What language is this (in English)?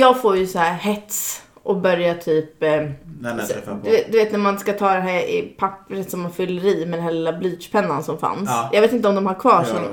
Swedish